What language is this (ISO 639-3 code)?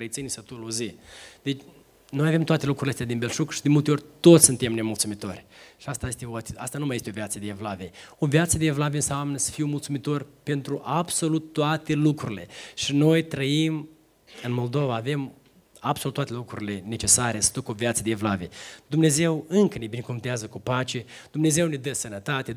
ron